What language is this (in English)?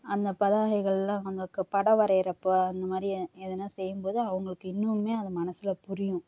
Tamil